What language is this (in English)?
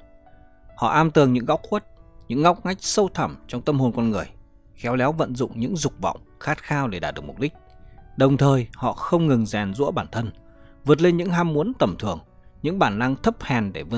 Vietnamese